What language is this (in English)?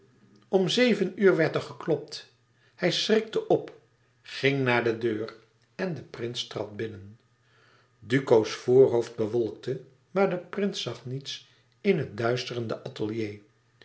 Dutch